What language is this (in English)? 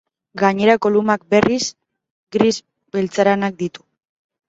Basque